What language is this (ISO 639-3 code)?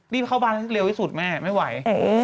tha